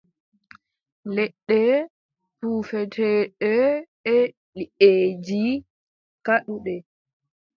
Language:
Adamawa Fulfulde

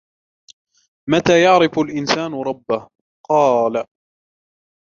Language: Arabic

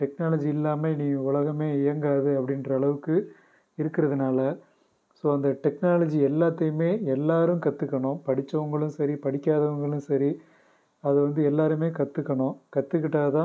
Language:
Tamil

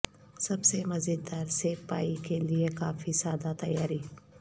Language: Urdu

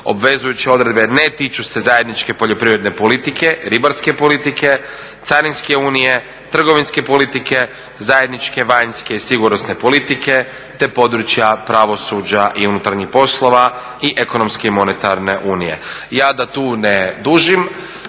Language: Croatian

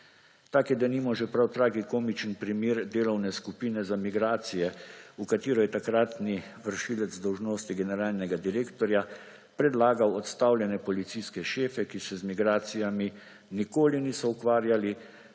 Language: Slovenian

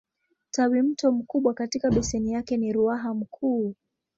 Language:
Swahili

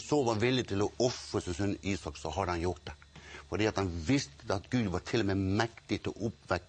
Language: Norwegian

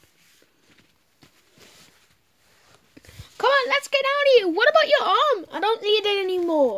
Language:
English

